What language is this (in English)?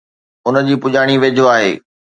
Sindhi